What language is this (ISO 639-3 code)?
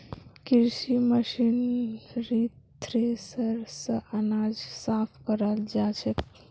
mag